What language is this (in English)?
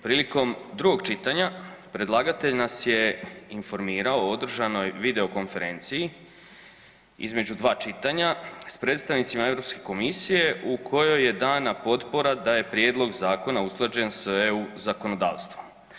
Croatian